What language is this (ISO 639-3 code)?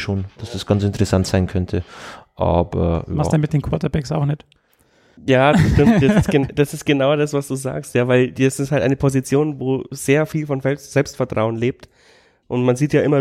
deu